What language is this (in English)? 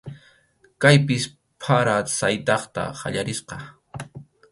Arequipa-La Unión Quechua